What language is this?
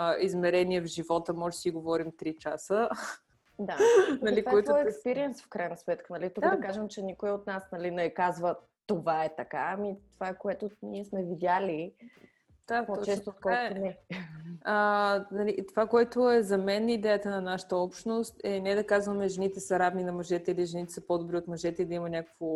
Bulgarian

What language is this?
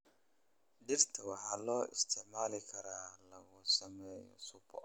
Somali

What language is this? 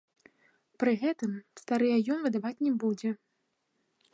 Belarusian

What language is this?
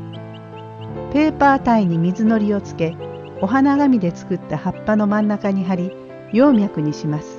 Japanese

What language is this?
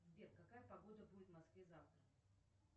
Russian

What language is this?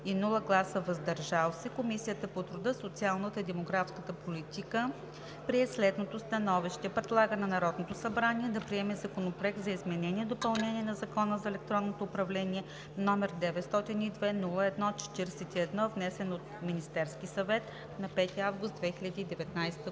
Bulgarian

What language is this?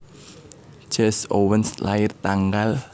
Javanese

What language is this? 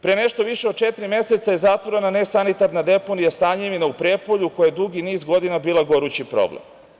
Serbian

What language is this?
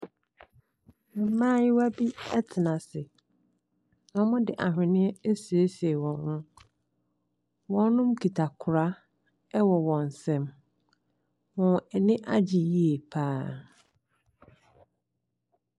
Akan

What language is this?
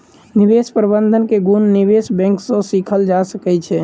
Maithili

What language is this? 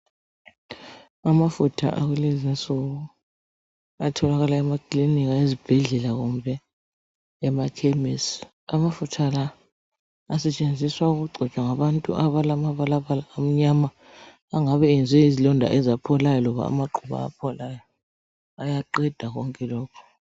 North Ndebele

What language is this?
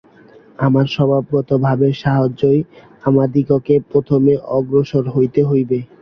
Bangla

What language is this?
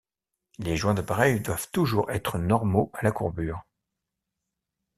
French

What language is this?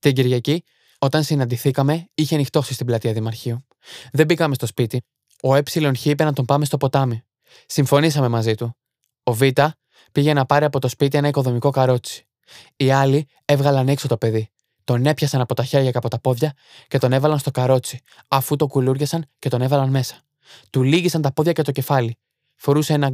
Greek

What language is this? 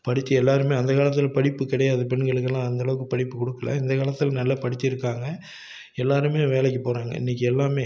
Tamil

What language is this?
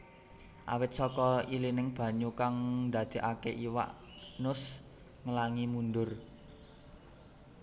Javanese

